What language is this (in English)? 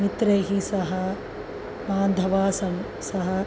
Sanskrit